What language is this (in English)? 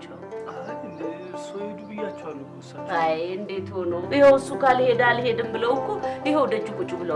Amharic